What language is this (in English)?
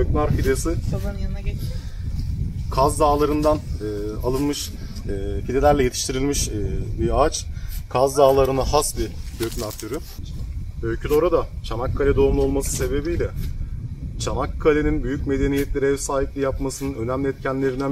Turkish